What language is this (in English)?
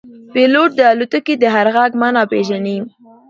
Pashto